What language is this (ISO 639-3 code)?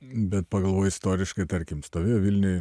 lit